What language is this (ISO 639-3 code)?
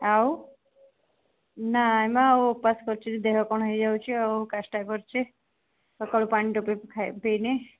ori